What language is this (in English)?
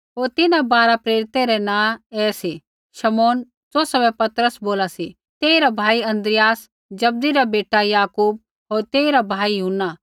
Kullu Pahari